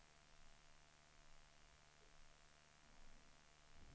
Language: Swedish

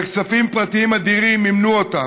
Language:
Hebrew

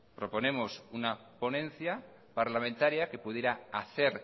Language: Spanish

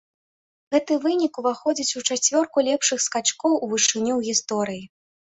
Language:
Belarusian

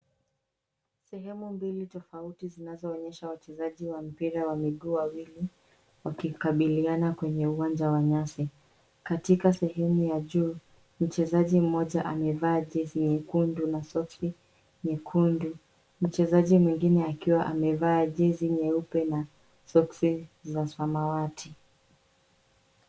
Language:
Swahili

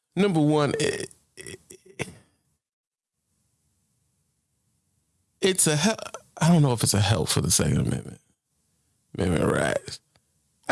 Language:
English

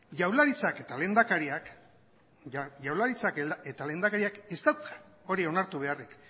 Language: Basque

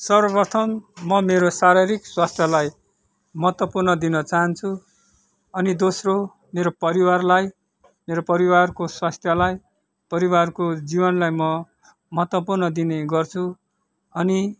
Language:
Nepali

